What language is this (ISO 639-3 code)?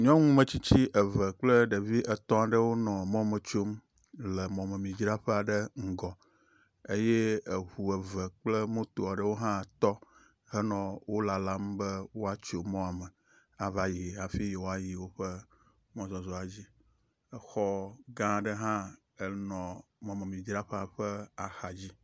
ewe